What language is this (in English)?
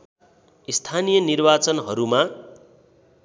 Nepali